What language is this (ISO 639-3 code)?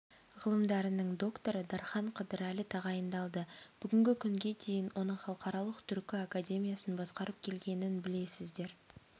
kaz